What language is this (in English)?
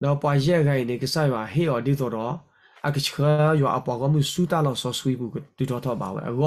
Thai